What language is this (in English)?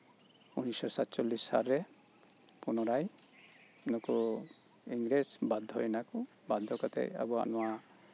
Santali